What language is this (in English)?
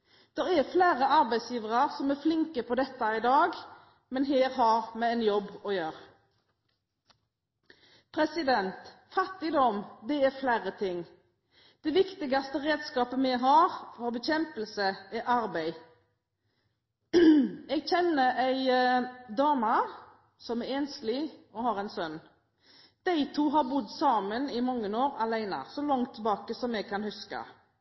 Norwegian Bokmål